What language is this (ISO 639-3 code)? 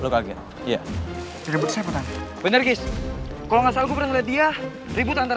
ind